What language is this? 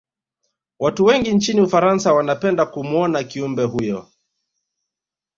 Swahili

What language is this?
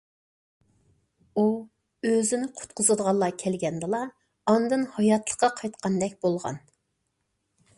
Uyghur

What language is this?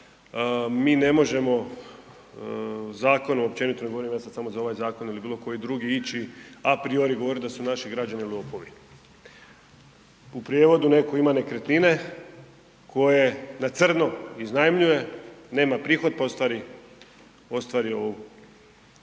Croatian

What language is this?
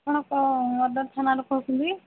Odia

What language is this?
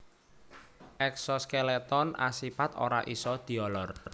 Javanese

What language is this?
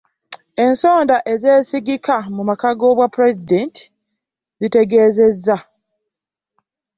Ganda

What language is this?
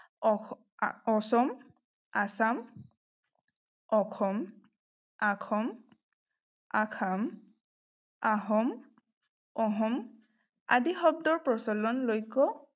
Assamese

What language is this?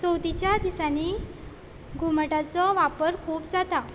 Konkani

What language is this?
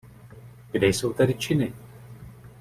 Czech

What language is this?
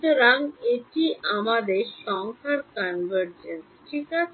Bangla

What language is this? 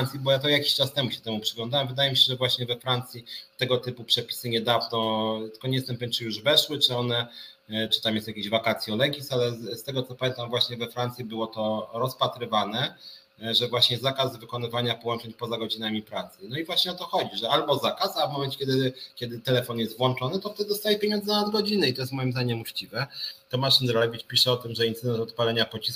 Polish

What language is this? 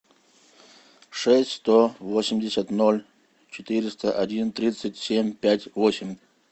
Russian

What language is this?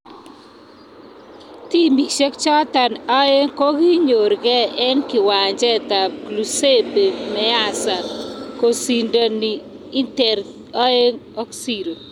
Kalenjin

